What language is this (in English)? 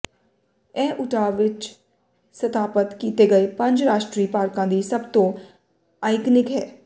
Punjabi